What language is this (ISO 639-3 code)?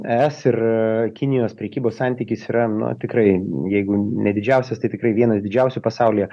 lit